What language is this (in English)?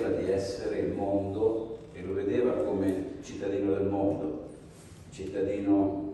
Italian